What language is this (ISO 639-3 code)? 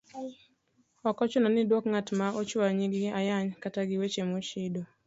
luo